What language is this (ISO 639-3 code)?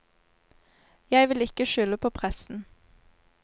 nor